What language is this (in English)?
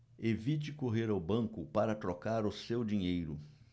Portuguese